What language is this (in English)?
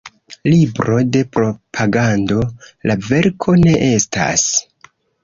Esperanto